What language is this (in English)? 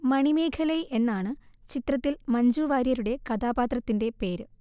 Malayalam